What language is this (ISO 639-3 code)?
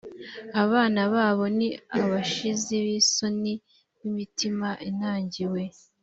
kin